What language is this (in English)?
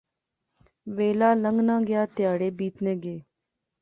Pahari-Potwari